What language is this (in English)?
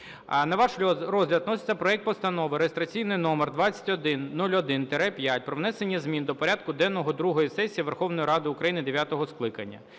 Ukrainian